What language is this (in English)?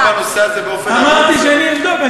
Hebrew